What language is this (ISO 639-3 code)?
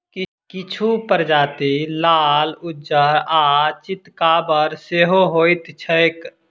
mai